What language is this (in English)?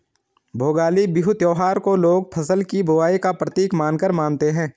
Hindi